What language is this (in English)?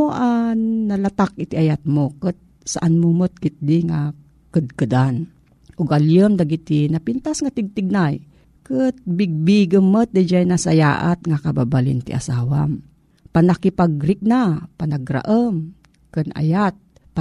Filipino